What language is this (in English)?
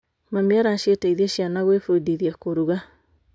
Kikuyu